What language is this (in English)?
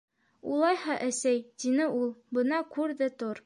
Bashkir